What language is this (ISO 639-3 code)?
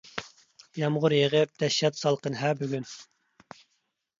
uig